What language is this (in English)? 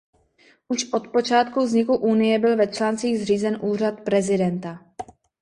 Czech